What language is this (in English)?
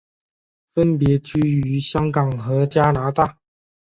Chinese